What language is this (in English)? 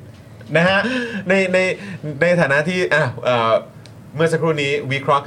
Thai